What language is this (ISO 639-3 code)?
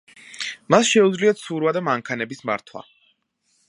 kat